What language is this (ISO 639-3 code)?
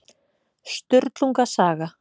isl